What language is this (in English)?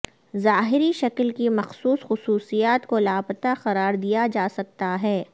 Urdu